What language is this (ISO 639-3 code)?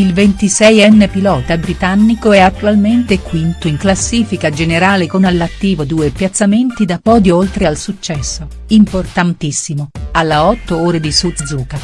ita